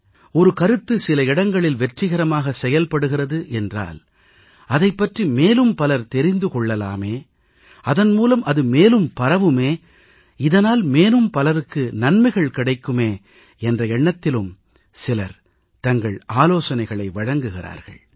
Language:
Tamil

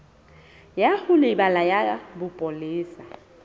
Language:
Southern Sotho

